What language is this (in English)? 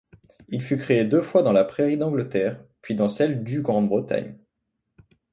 French